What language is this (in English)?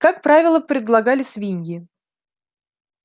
Russian